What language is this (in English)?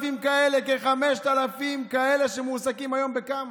Hebrew